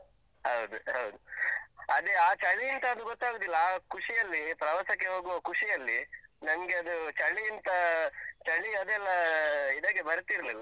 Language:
Kannada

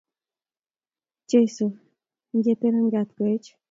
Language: Kalenjin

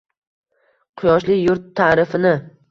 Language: Uzbek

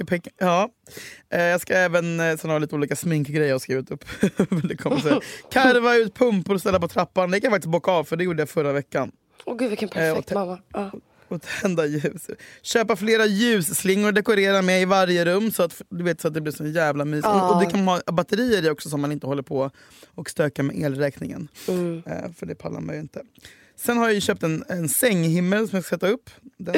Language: Swedish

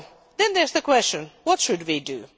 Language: English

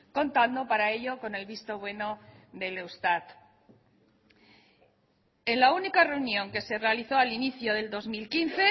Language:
Spanish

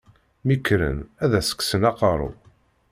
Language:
Kabyle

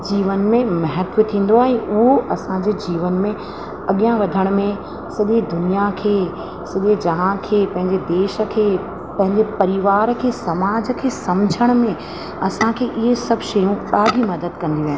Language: Sindhi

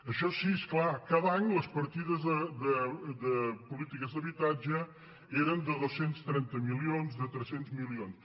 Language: Catalan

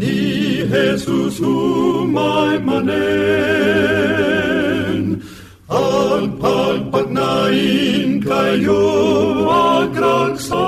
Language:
Filipino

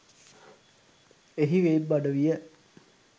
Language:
Sinhala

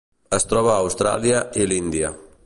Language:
Catalan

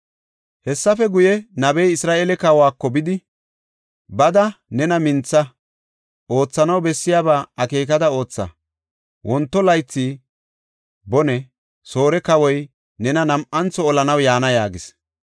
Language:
Gofa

